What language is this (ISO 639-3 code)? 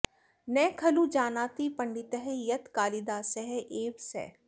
san